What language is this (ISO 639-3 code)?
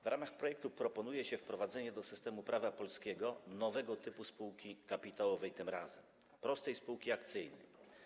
pol